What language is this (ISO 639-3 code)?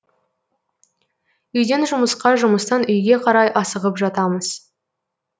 kaz